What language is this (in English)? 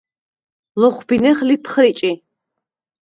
Svan